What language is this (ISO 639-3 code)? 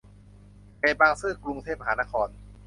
tha